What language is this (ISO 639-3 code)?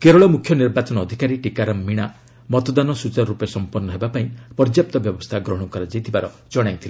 ori